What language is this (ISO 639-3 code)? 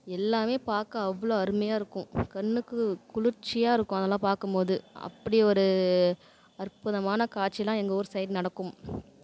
tam